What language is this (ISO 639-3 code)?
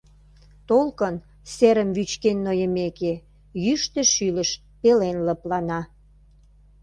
chm